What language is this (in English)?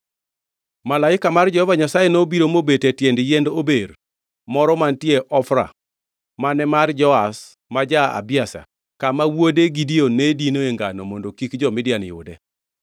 Luo (Kenya and Tanzania)